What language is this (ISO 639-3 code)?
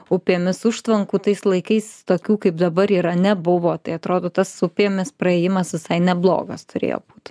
lit